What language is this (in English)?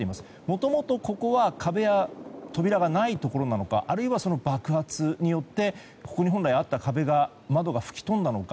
Japanese